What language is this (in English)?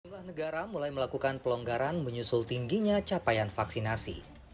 Indonesian